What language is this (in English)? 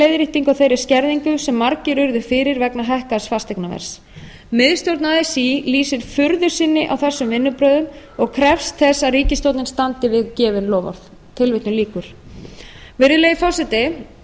Icelandic